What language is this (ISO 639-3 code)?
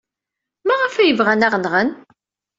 kab